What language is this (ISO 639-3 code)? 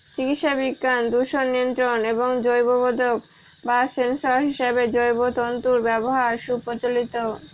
ben